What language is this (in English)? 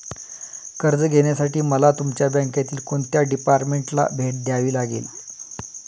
Marathi